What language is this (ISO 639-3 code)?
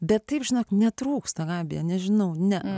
lit